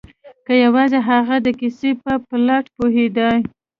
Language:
Pashto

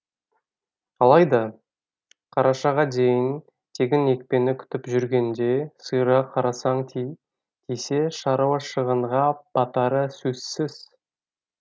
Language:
Kazakh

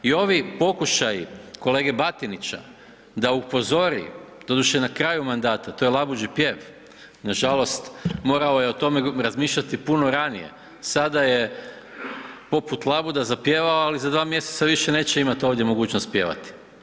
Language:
Croatian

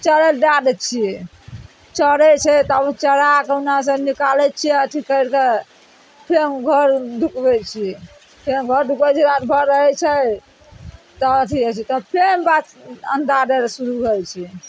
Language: Maithili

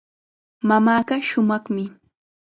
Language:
Chiquián Ancash Quechua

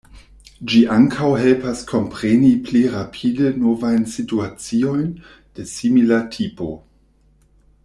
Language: Esperanto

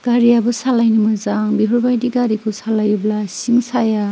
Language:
Bodo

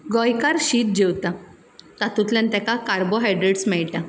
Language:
Konkani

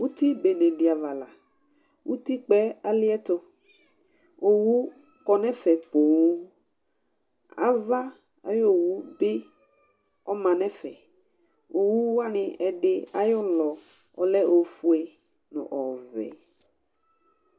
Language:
Ikposo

